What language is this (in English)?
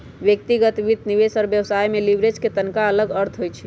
Magahi